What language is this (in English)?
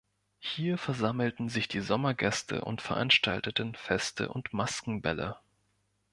German